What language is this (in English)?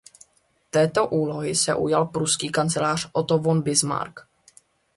Czech